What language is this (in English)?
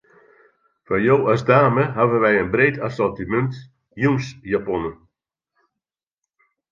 Western Frisian